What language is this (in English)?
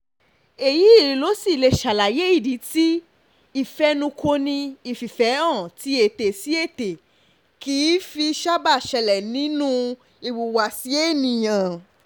Yoruba